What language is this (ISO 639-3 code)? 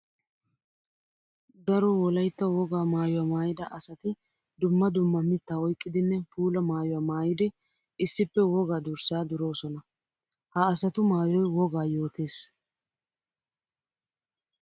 wal